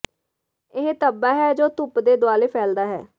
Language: Punjabi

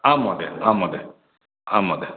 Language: Sanskrit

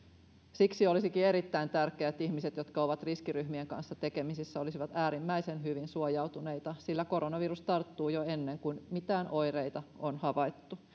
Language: Finnish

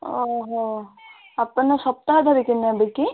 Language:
Odia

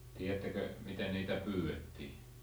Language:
Finnish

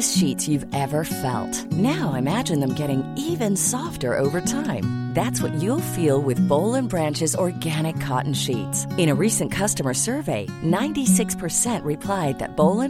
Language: Urdu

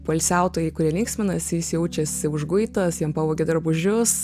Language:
Lithuanian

